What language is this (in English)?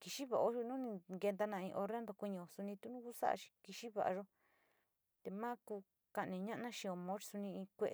Sinicahua Mixtec